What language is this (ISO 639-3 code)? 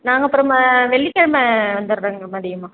tam